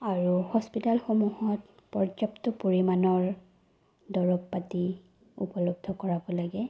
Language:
Assamese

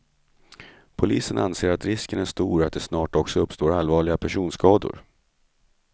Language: Swedish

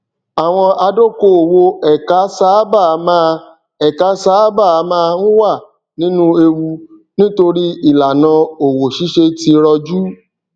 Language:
Yoruba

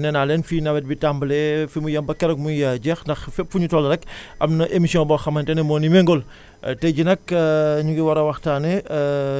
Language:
Wolof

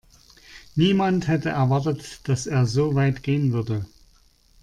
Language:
German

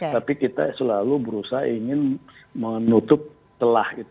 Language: Indonesian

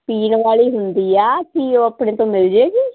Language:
Punjabi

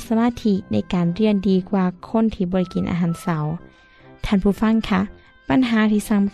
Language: Thai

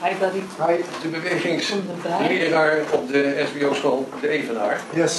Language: Dutch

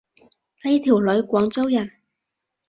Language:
Cantonese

